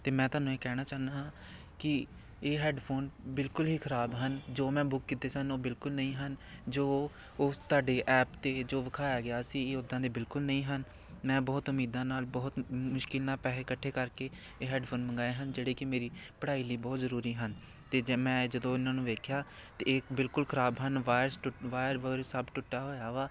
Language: Punjabi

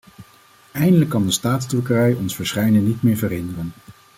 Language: Dutch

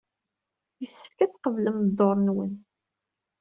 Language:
Kabyle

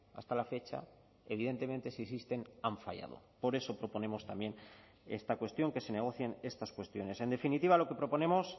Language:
Spanish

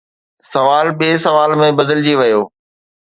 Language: Sindhi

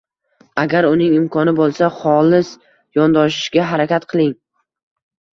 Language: Uzbek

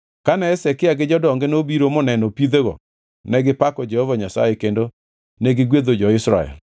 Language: Luo (Kenya and Tanzania)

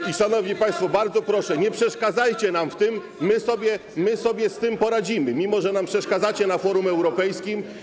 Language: Polish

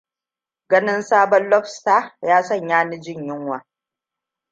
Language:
Hausa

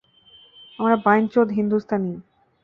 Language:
Bangla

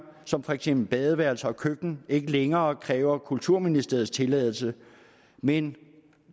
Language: Danish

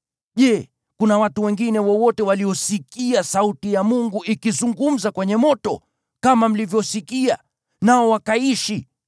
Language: Swahili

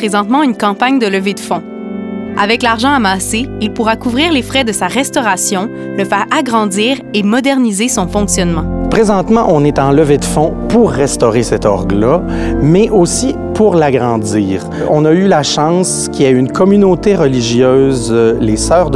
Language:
French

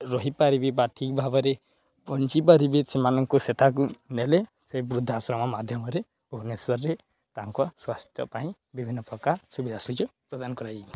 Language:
Odia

